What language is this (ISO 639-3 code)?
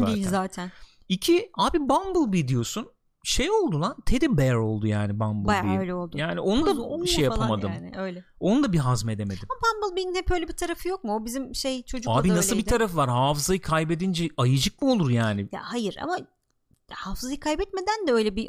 tur